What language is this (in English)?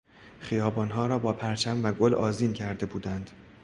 Persian